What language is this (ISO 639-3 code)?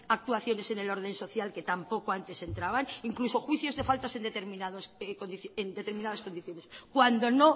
spa